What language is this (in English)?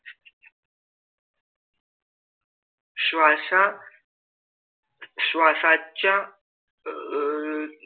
Marathi